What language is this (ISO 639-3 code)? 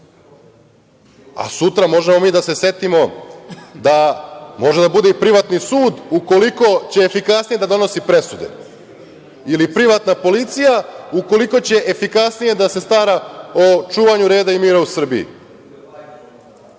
srp